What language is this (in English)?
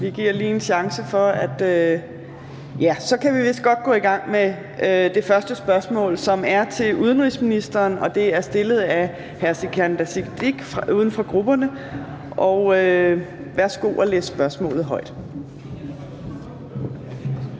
Danish